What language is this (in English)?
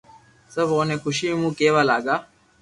Loarki